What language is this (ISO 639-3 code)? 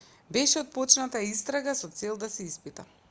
mkd